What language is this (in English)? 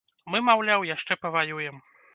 Belarusian